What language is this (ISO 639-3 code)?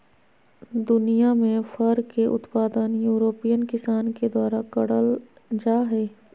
mag